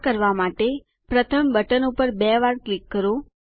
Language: Gujarati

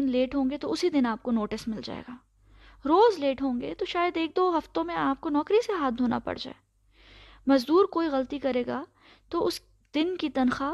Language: Urdu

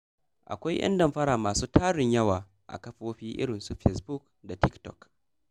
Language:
Hausa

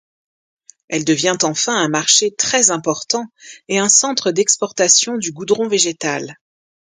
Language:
French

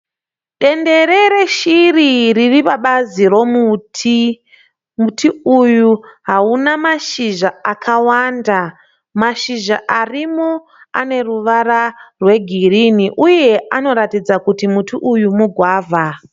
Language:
Shona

